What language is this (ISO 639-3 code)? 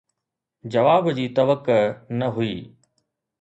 snd